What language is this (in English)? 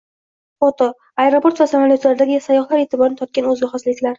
Uzbek